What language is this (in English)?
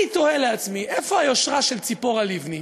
Hebrew